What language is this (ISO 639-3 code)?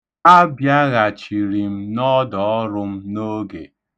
ibo